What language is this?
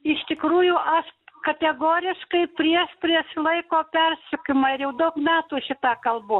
Lithuanian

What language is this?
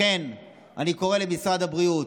Hebrew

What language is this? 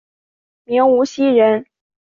Chinese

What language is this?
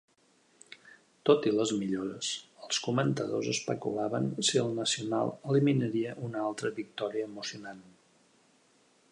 Catalan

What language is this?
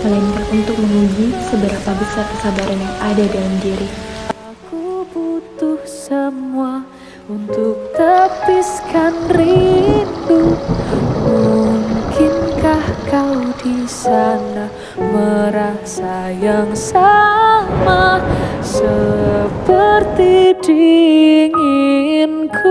Indonesian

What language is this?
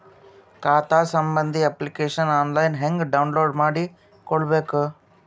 Kannada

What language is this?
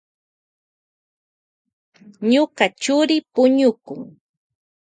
Loja Highland Quichua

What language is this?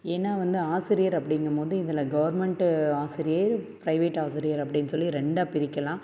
Tamil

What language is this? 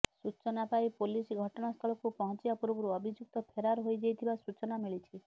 Odia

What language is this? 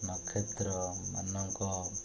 Odia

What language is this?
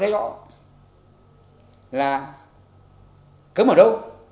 Vietnamese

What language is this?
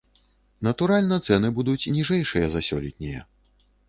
Belarusian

